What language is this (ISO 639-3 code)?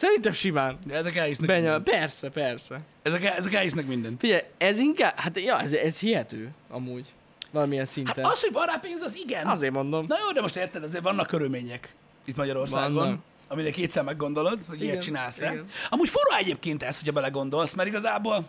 hun